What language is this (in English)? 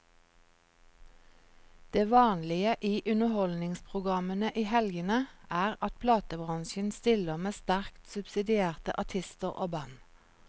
Norwegian